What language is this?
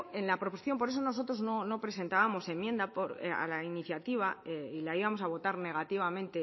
Spanish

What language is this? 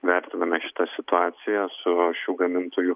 Lithuanian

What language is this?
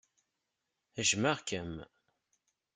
Kabyle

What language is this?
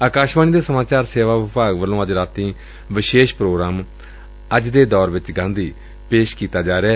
Punjabi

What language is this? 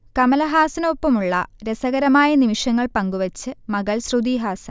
Malayalam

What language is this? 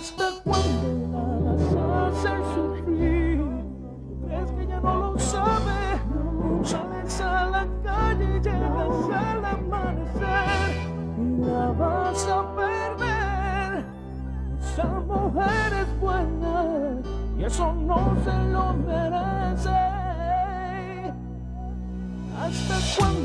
Japanese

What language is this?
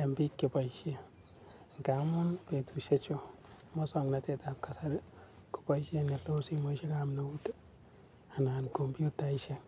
Kalenjin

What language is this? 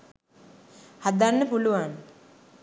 Sinhala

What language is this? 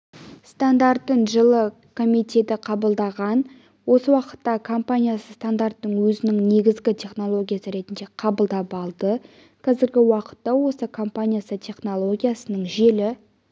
Kazakh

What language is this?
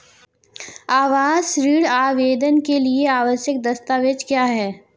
Hindi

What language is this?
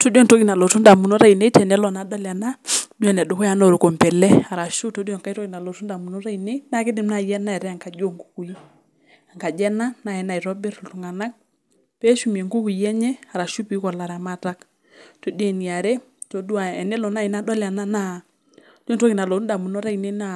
Masai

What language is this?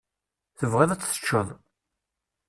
Kabyle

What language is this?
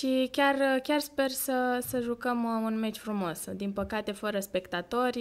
Romanian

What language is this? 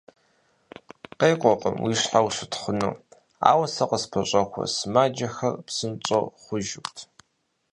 Kabardian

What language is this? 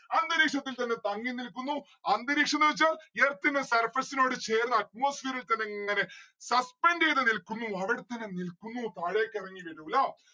Malayalam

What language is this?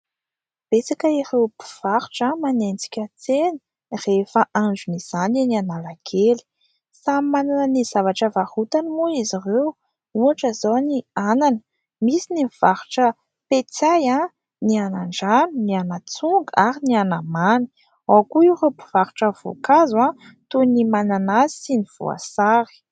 Malagasy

